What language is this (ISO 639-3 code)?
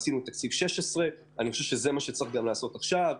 heb